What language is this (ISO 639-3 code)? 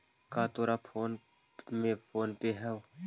mag